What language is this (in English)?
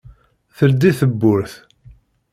Kabyle